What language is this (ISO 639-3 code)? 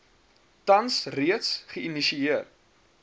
afr